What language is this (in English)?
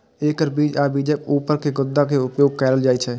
Maithili